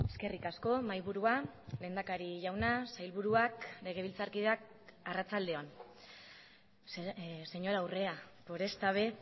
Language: Basque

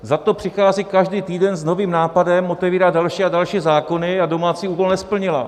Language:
Czech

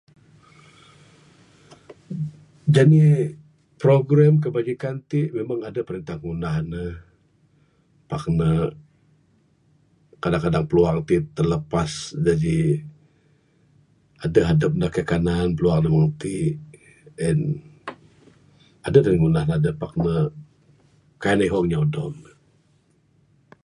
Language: Bukar-Sadung Bidayuh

